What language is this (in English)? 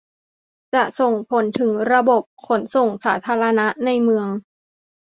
Thai